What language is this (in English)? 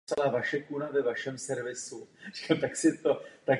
Czech